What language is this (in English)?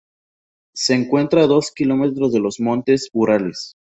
Spanish